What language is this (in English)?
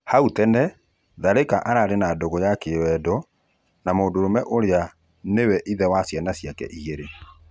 Kikuyu